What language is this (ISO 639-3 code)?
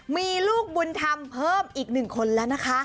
tha